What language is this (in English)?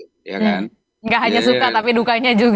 Indonesian